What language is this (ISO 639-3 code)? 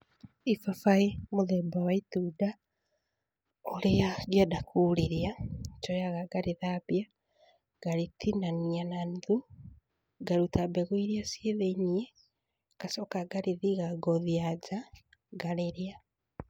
kik